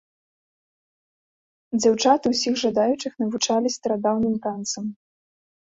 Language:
Belarusian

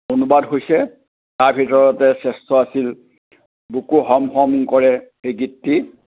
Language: Assamese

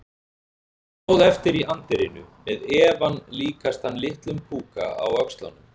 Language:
Icelandic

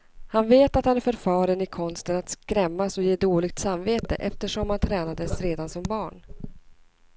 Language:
Swedish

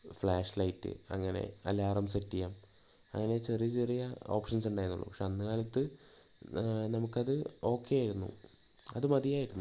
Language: Malayalam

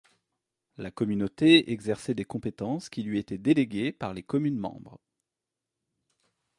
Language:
French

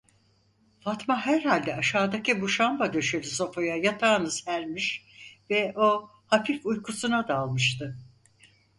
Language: Turkish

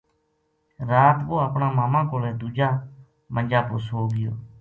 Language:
Gujari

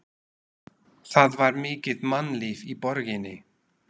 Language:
Icelandic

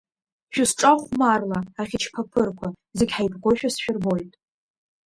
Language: Abkhazian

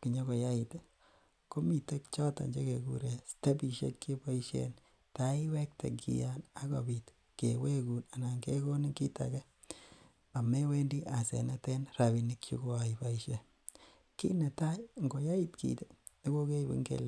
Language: Kalenjin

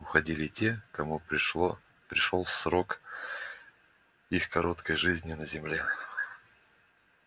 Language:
Russian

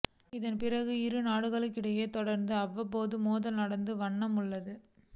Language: Tamil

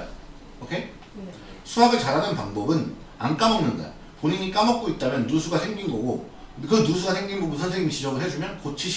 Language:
Korean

